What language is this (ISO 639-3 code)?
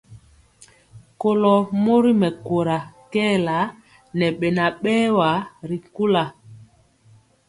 mcx